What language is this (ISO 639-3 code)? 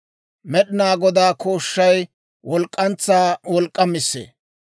dwr